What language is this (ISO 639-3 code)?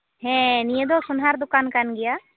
sat